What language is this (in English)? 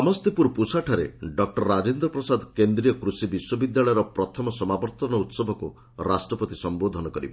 Odia